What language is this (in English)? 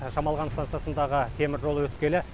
Kazakh